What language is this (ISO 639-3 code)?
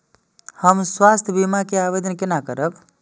mai